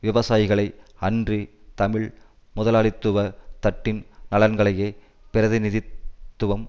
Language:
Tamil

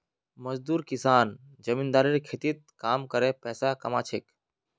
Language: Magahi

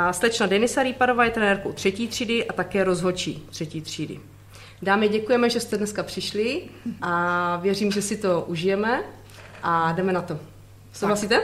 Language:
Czech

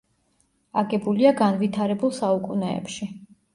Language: Georgian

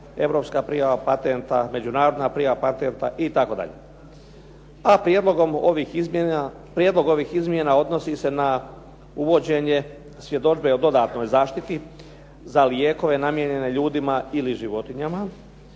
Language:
Croatian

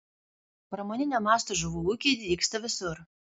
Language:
Lithuanian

